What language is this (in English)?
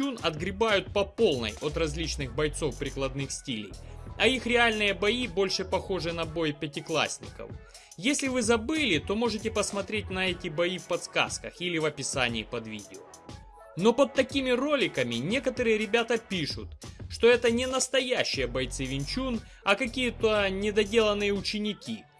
Russian